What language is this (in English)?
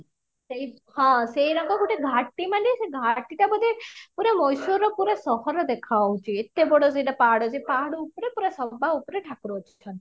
Odia